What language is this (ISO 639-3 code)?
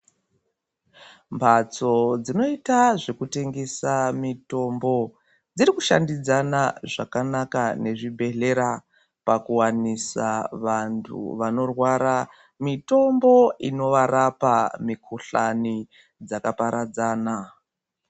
ndc